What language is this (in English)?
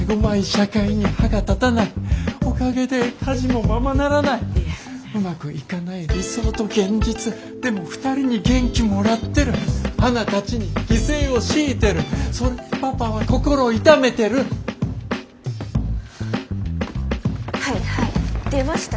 Japanese